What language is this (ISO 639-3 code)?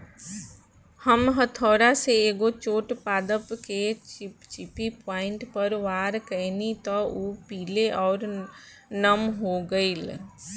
bho